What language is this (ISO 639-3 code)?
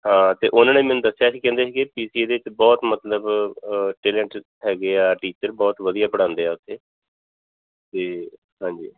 pan